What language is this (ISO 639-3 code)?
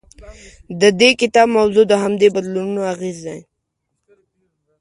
pus